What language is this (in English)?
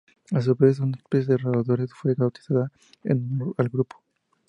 Spanish